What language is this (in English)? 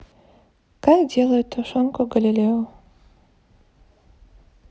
Russian